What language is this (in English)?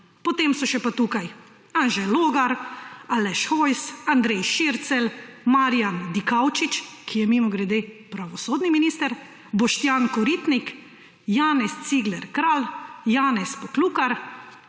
Slovenian